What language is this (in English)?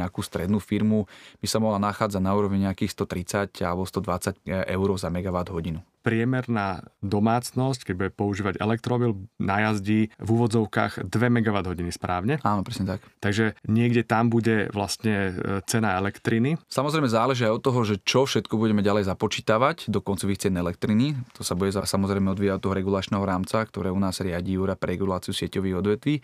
Slovak